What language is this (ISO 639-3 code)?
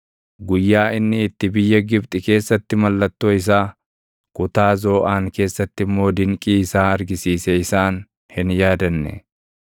orm